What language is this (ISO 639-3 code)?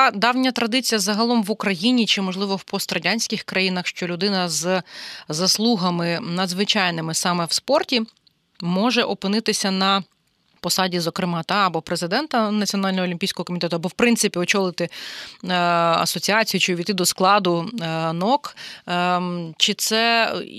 ukr